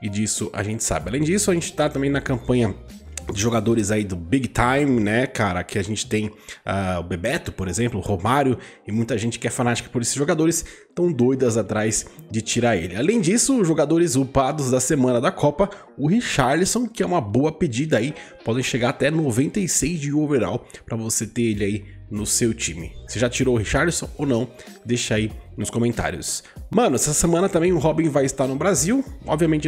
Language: Portuguese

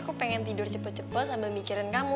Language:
Indonesian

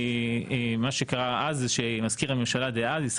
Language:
Hebrew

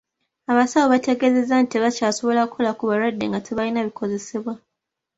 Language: Ganda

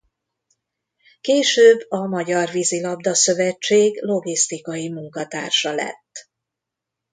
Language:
Hungarian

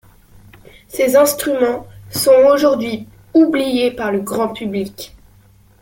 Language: French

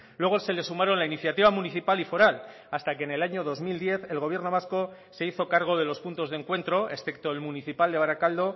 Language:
Spanish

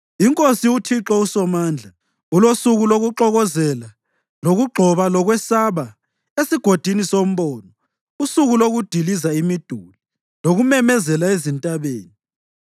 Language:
North Ndebele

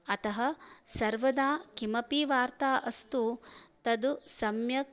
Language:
Sanskrit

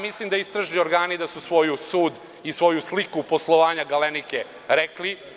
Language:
Serbian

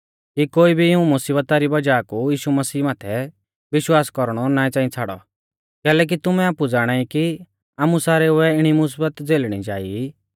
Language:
Mahasu Pahari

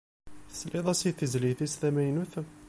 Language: Kabyle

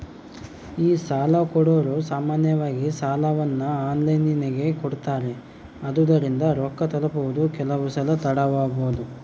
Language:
Kannada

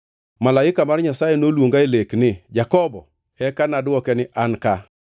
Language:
Luo (Kenya and Tanzania)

